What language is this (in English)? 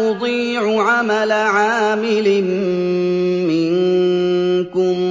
Arabic